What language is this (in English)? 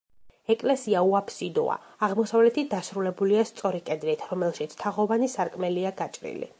Georgian